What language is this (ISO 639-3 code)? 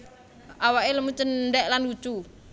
jav